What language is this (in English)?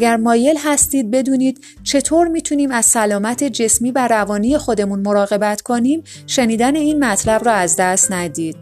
Persian